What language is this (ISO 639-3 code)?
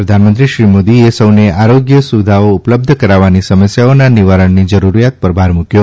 guj